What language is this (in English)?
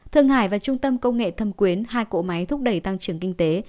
Vietnamese